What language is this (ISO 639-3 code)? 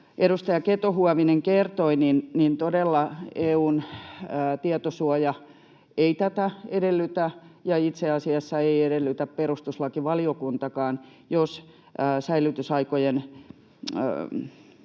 fin